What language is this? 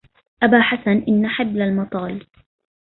Arabic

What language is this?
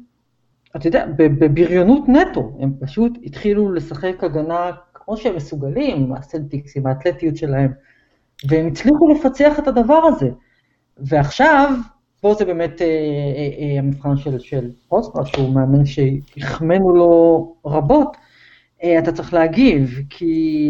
Hebrew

